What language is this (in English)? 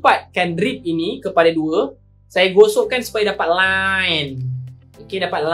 Malay